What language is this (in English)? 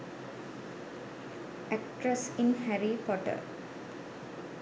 Sinhala